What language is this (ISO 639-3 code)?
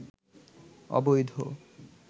ben